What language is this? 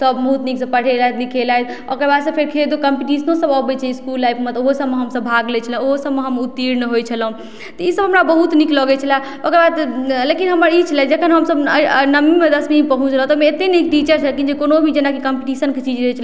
Maithili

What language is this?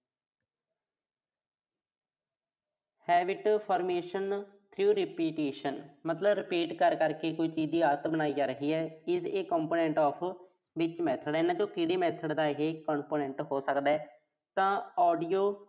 Punjabi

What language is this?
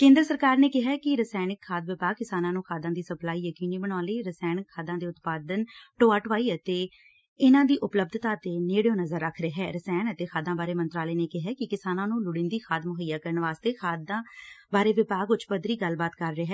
Punjabi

